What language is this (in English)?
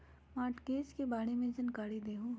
Magahi